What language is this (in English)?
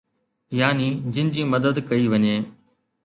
Sindhi